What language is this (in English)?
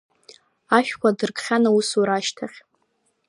Abkhazian